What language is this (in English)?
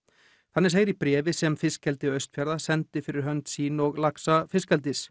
Icelandic